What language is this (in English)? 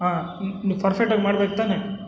Kannada